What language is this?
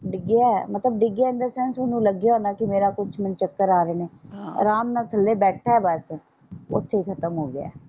Punjabi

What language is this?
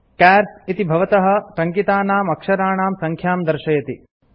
Sanskrit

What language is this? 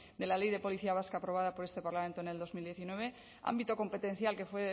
Spanish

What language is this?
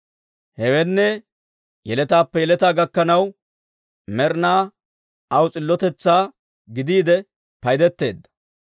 Dawro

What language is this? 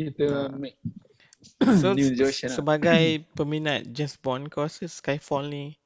Malay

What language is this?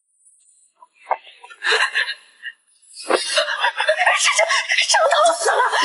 Chinese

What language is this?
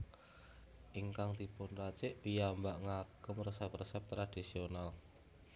Javanese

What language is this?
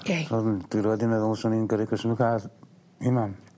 Welsh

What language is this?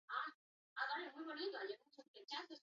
Basque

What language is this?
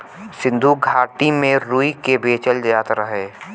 Bhojpuri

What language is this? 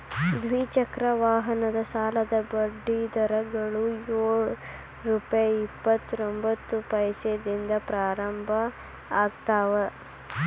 Kannada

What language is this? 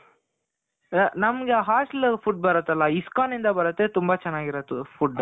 Kannada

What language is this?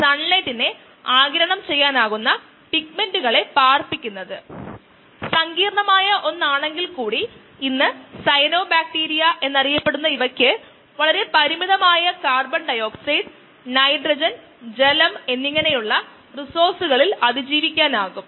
Malayalam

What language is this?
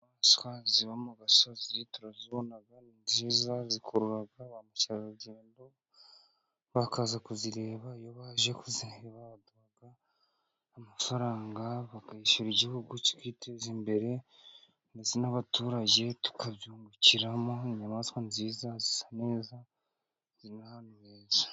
Kinyarwanda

